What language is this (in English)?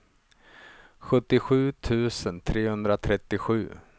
Swedish